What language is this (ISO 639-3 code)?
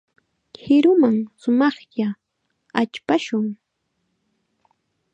qxa